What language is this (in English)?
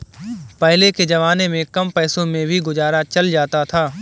Hindi